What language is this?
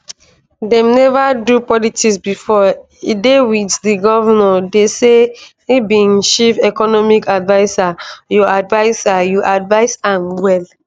Nigerian Pidgin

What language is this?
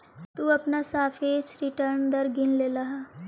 Magahi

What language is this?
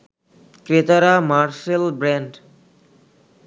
Bangla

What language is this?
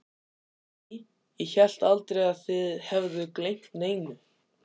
Icelandic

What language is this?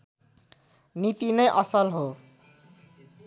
Nepali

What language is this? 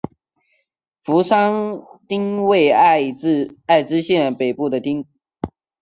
Chinese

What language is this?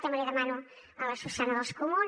Catalan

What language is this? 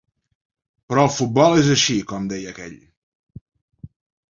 Catalan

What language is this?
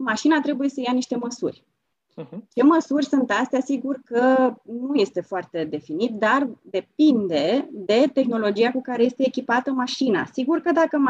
Romanian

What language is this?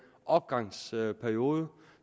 Danish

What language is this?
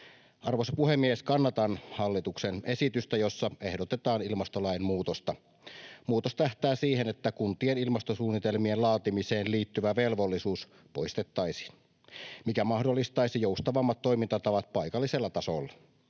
Finnish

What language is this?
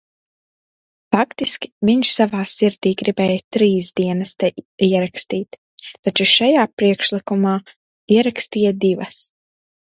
Latvian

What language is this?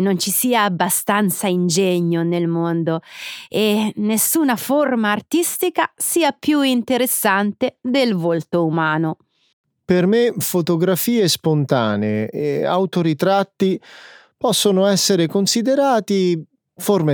Italian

